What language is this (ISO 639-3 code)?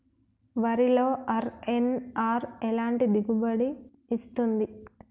tel